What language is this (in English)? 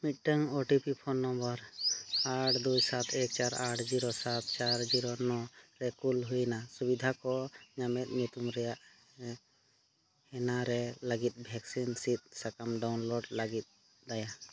Santali